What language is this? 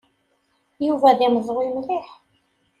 Kabyle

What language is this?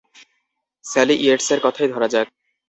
Bangla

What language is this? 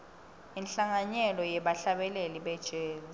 Swati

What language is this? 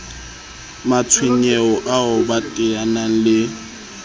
Southern Sotho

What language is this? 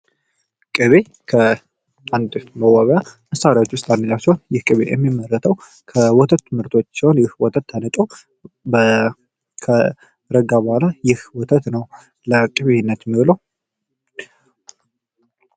Amharic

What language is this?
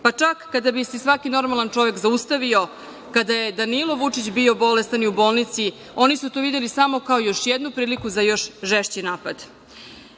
Serbian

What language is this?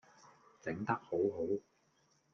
Cantonese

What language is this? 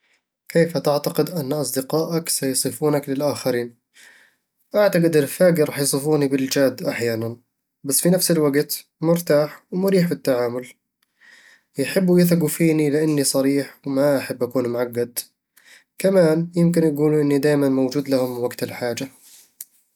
Eastern Egyptian Bedawi Arabic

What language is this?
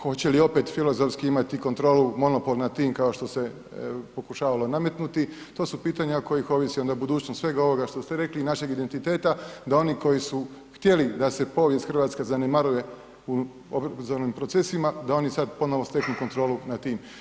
Croatian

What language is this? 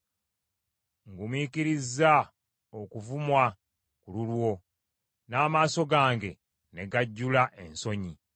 Ganda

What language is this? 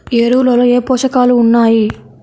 Telugu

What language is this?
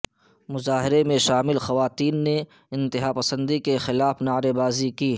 Urdu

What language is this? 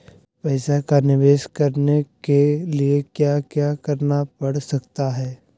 Magahi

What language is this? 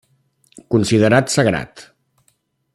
Catalan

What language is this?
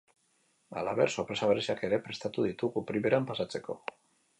Basque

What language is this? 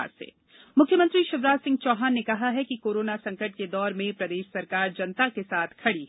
Hindi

